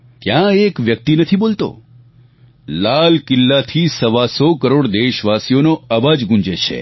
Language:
Gujarati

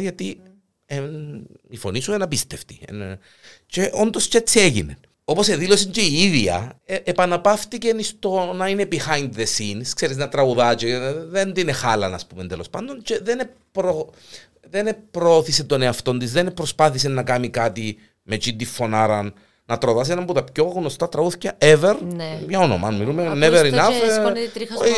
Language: Greek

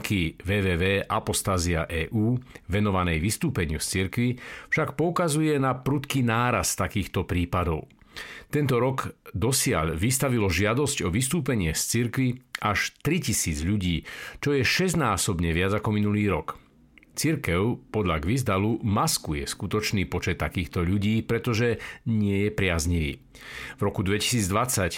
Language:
Slovak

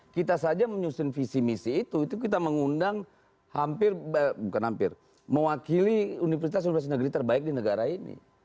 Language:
Indonesian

